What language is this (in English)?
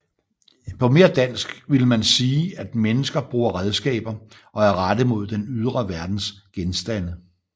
Danish